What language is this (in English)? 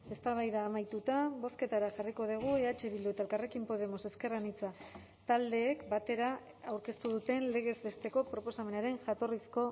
Basque